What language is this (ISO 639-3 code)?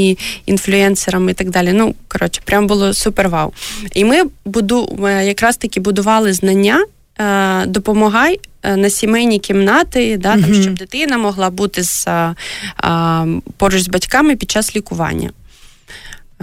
ukr